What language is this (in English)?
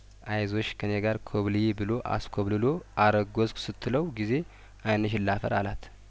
Amharic